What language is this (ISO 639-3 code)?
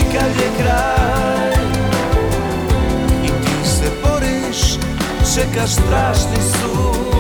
hrv